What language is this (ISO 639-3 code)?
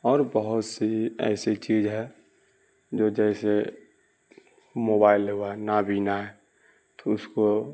urd